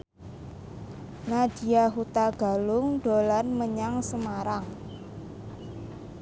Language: Javanese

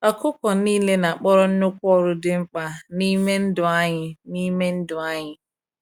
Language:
Igbo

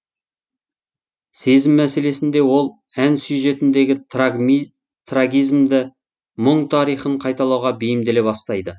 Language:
Kazakh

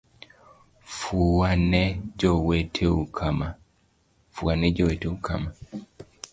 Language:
Luo (Kenya and Tanzania)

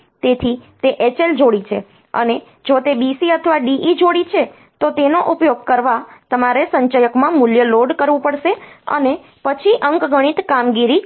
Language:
Gujarati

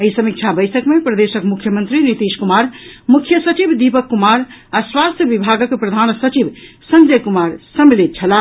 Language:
Maithili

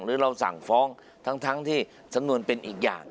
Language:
Thai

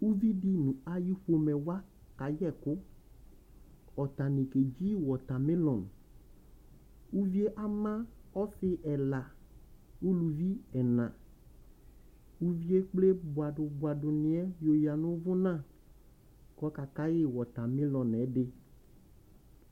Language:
Ikposo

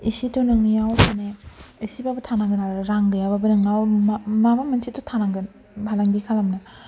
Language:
Bodo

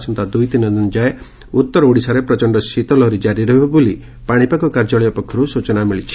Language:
Odia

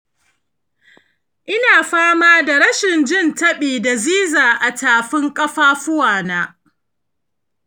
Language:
Hausa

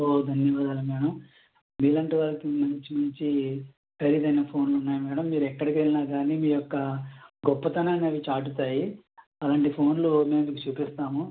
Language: Telugu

